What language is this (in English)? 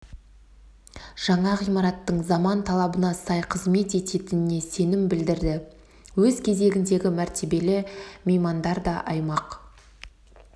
Kazakh